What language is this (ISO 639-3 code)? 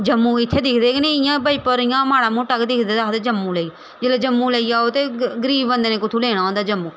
doi